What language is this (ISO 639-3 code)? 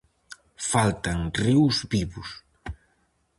glg